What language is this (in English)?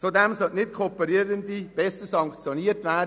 Swiss German